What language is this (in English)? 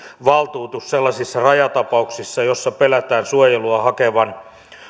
Finnish